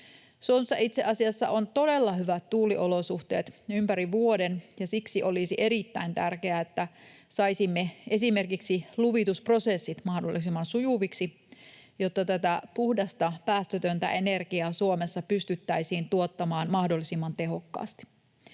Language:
Finnish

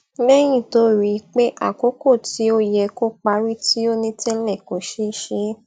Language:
Yoruba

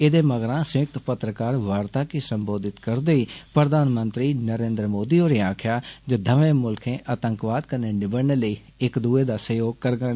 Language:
Dogri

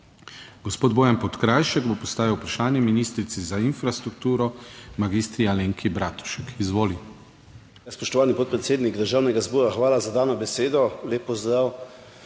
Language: Slovenian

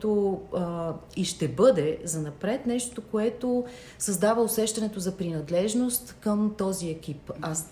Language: Bulgarian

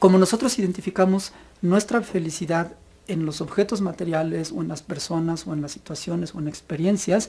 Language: Spanish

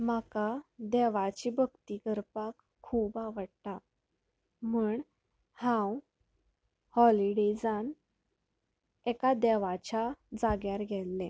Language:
Konkani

